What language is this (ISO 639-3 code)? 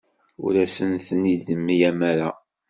kab